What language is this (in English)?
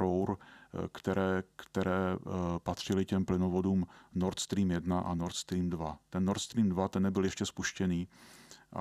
Czech